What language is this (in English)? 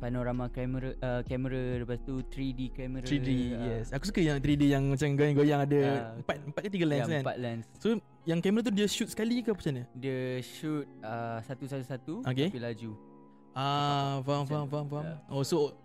Malay